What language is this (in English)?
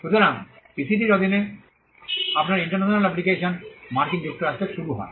Bangla